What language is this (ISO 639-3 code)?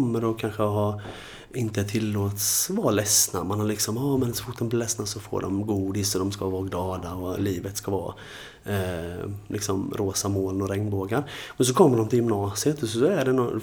swe